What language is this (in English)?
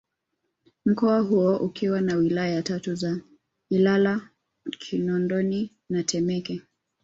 Swahili